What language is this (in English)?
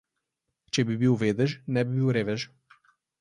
Slovenian